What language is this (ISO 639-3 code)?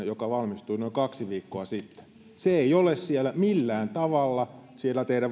fin